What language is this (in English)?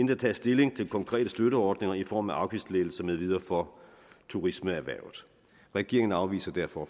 Danish